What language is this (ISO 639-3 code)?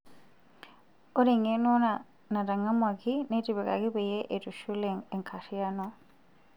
mas